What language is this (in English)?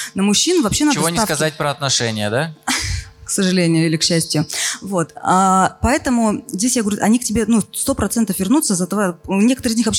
Russian